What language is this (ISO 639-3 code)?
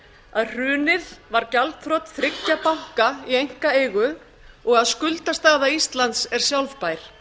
isl